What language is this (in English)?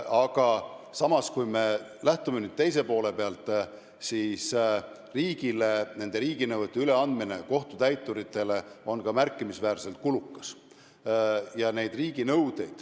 Estonian